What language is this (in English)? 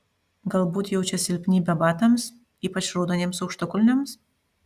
Lithuanian